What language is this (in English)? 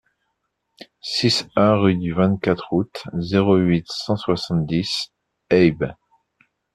French